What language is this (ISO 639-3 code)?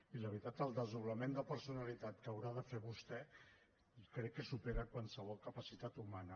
cat